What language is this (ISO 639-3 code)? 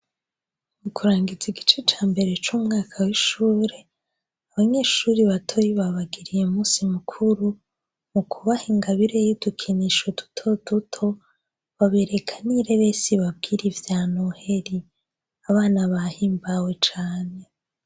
run